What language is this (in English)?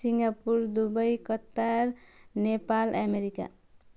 Nepali